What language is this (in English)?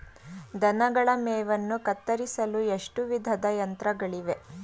Kannada